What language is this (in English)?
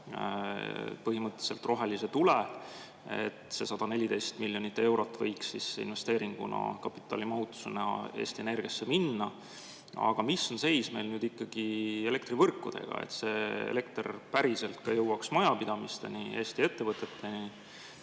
Estonian